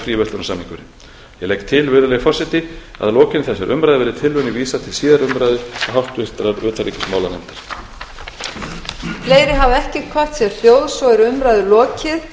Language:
Icelandic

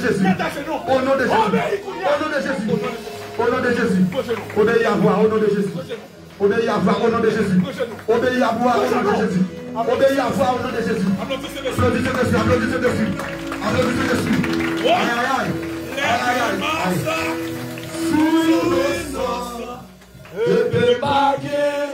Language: French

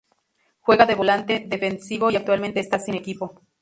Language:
Spanish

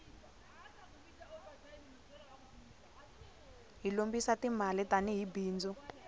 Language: Tsonga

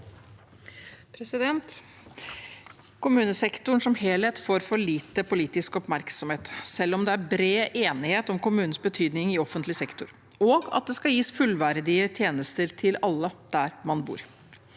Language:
Norwegian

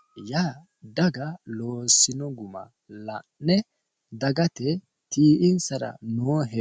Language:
Sidamo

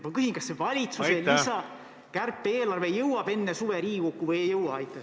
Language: Estonian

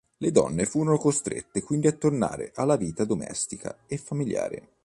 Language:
Italian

